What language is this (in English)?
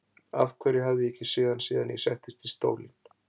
Icelandic